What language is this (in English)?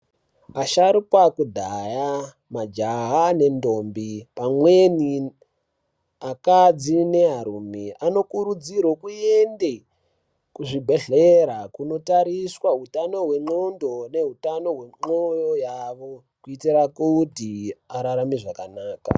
Ndau